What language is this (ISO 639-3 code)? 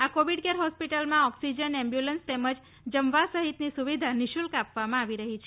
guj